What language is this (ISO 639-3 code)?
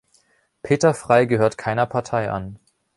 deu